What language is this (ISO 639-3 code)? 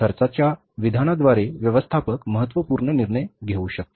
mar